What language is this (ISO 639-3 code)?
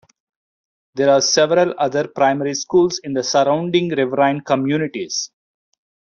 eng